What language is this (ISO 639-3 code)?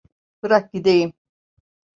tur